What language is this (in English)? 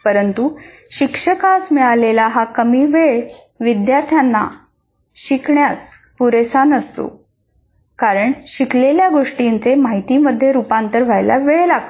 Marathi